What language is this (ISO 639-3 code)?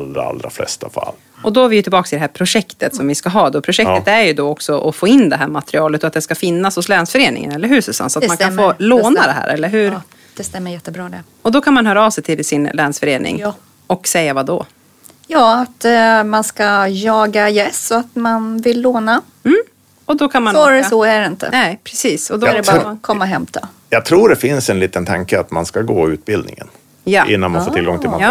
swe